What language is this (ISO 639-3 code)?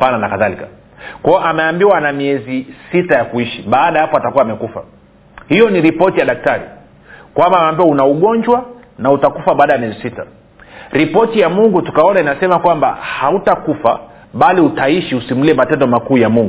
swa